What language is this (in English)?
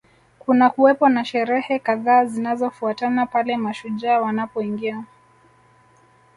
Swahili